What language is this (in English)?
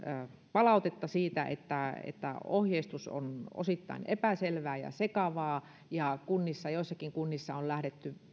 Finnish